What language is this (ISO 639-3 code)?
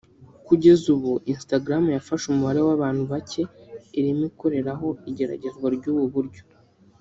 kin